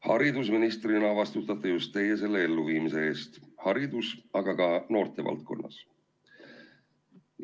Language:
Estonian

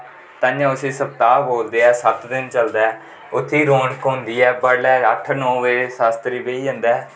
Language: Dogri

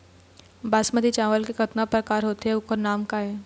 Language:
Chhattisgarhi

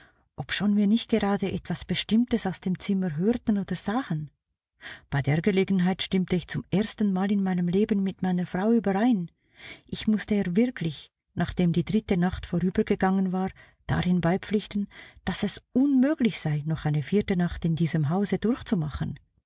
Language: German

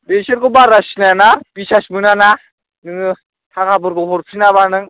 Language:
Bodo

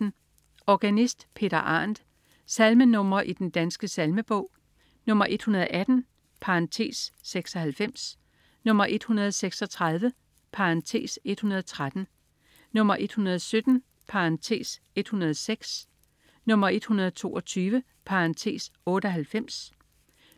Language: Danish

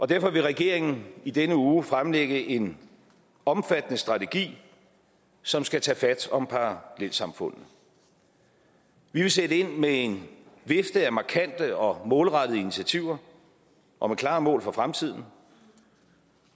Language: Danish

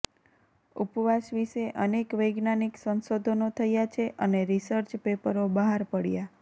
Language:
Gujarati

